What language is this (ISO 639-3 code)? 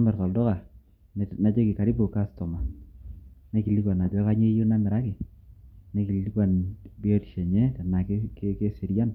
mas